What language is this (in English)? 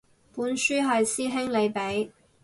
Cantonese